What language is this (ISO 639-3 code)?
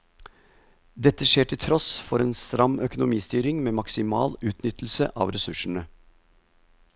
nor